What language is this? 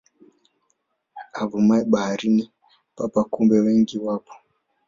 Swahili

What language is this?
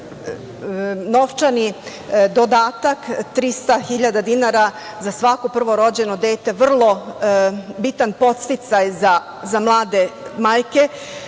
Serbian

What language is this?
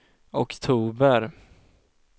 Swedish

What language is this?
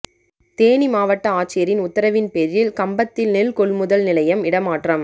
Tamil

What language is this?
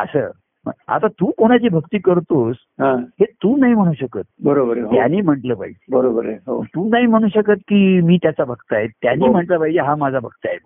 Marathi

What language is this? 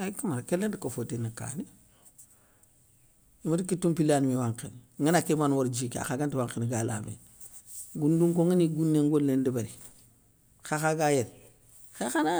Soninke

